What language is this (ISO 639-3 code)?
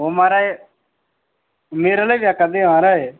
doi